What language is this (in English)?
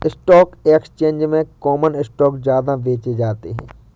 Hindi